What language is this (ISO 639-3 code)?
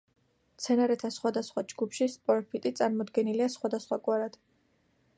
kat